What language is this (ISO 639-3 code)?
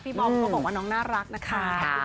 tha